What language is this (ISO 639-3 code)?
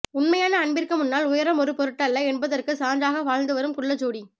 tam